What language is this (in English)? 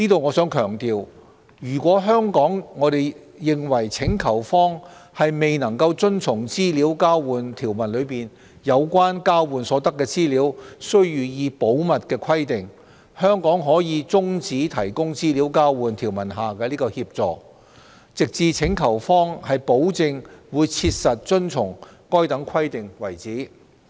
Cantonese